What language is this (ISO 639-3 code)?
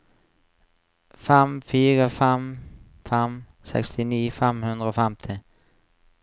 nor